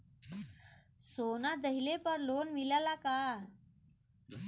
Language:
Bhojpuri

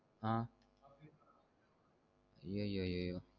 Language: Tamil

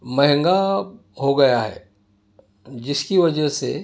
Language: Urdu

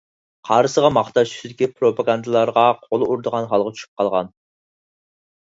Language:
Uyghur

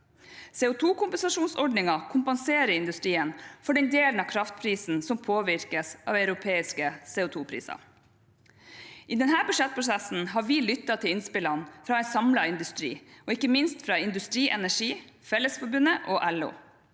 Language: Norwegian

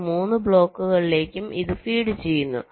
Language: Malayalam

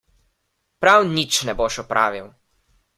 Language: Slovenian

